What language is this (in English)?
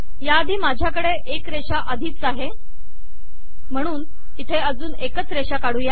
Marathi